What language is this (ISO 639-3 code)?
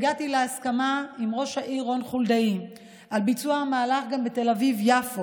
heb